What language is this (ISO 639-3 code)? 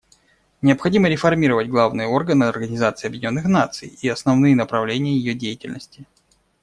rus